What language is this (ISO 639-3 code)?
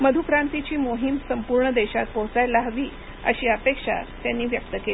mar